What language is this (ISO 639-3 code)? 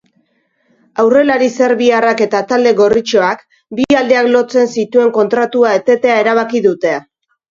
eus